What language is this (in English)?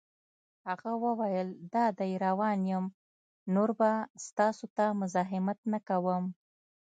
Pashto